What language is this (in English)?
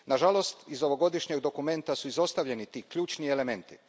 Croatian